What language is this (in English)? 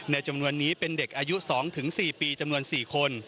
Thai